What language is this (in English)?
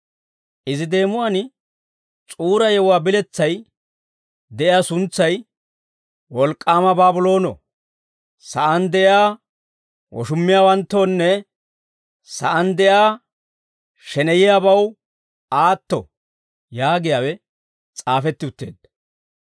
Dawro